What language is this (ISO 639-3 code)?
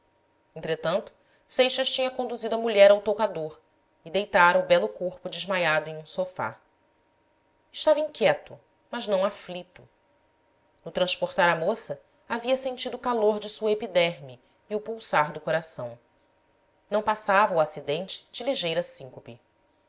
por